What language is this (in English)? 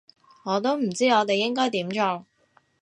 Cantonese